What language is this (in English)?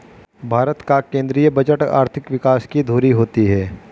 Hindi